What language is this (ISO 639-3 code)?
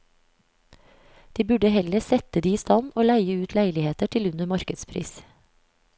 nor